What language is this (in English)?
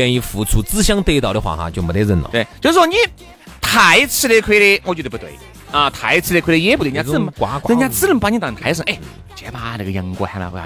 Chinese